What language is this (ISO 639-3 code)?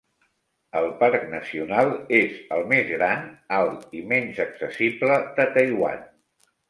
cat